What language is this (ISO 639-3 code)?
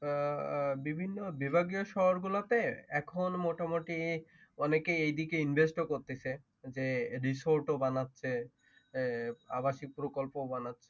ben